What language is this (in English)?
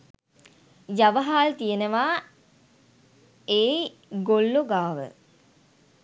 Sinhala